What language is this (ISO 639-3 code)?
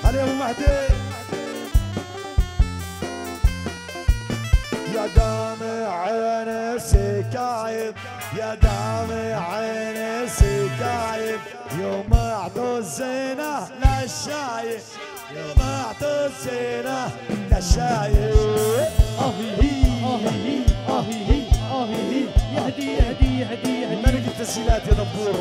ara